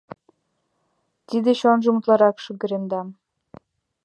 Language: Mari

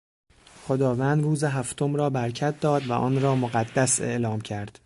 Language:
Persian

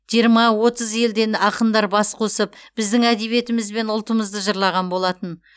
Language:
Kazakh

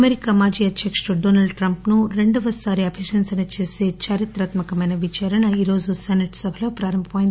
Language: Telugu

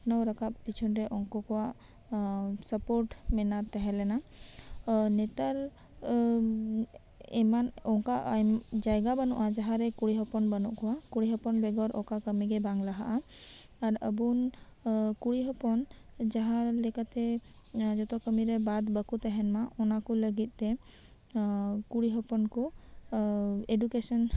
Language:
Santali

